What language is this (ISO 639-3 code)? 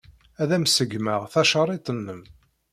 kab